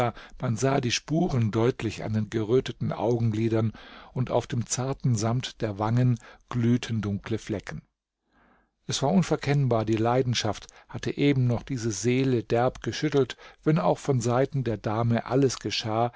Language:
German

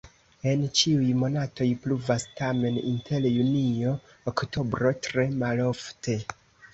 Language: Esperanto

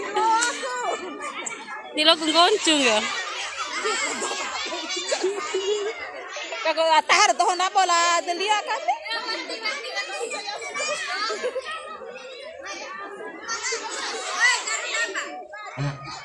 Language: Indonesian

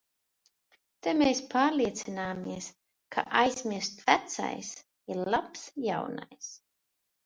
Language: Latvian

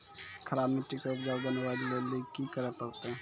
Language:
Maithili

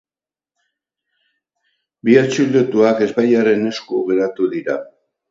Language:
Basque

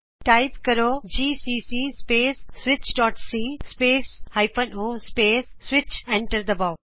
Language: Punjabi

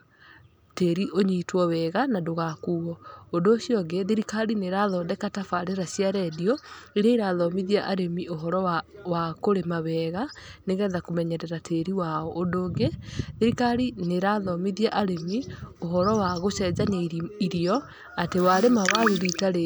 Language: Kikuyu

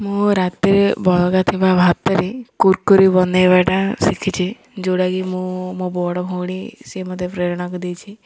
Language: Odia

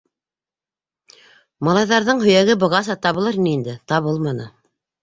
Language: Bashkir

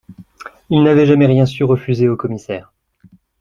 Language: French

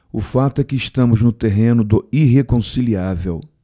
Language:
Portuguese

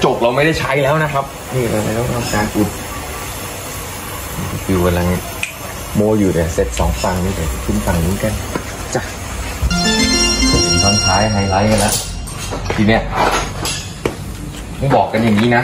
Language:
Thai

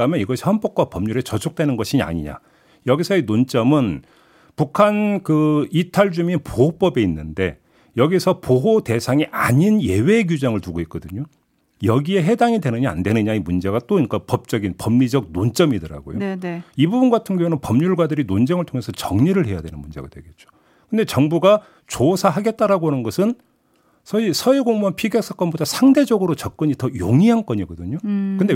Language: Korean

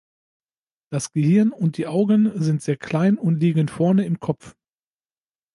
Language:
German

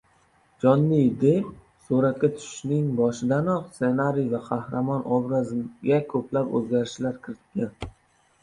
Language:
Uzbek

